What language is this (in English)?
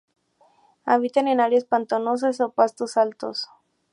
Spanish